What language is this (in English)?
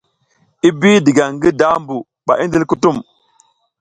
South Giziga